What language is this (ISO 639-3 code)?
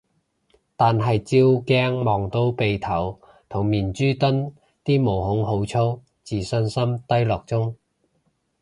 yue